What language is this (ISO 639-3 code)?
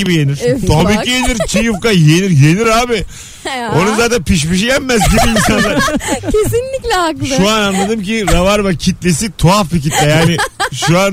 tur